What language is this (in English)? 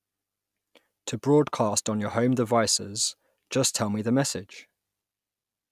English